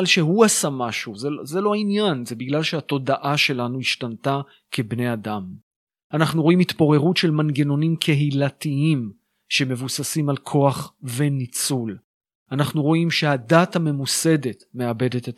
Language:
Hebrew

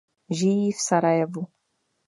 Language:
Czech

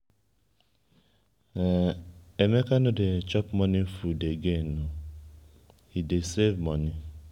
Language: Nigerian Pidgin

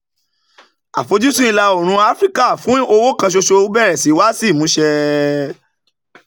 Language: Yoruba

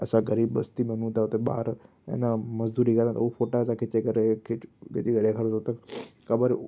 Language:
Sindhi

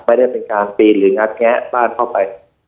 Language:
Thai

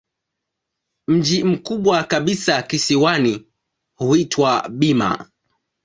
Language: Swahili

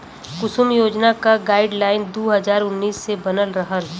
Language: Bhojpuri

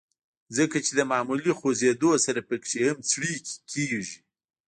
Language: Pashto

